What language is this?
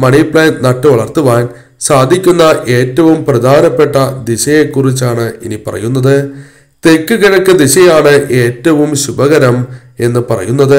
Arabic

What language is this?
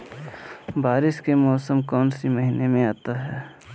Magahi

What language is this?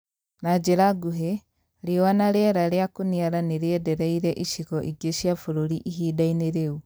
Kikuyu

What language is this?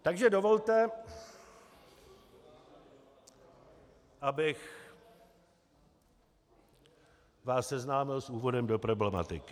Czech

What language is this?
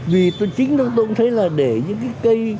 Vietnamese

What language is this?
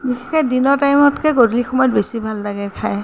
Assamese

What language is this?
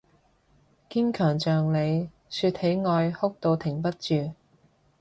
Cantonese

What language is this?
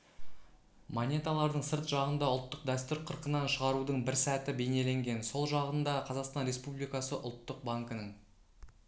Kazakh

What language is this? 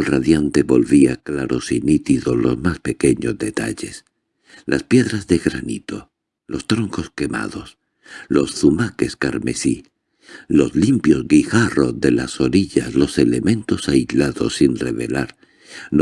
Spanish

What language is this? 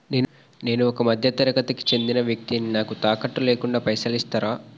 Telugu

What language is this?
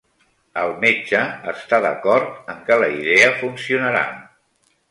Catalan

